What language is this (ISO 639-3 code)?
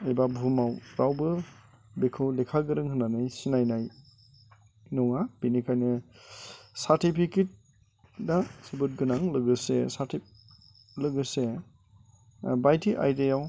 brx